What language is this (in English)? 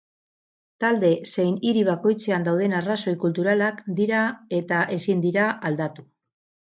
Basque